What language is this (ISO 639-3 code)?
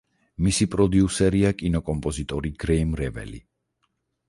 kat